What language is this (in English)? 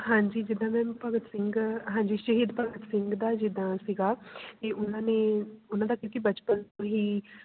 Punjabi